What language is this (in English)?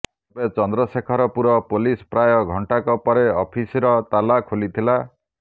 Odia